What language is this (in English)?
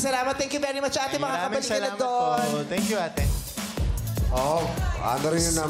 Filipino